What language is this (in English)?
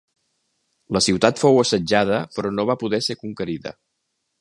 Catalan